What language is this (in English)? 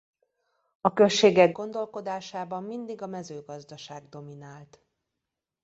Hungarian